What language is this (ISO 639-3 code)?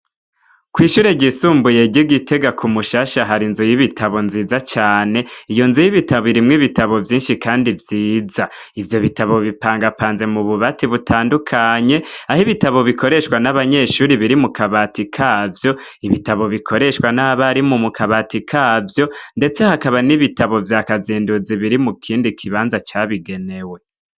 run